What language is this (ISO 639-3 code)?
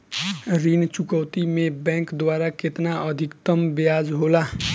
bho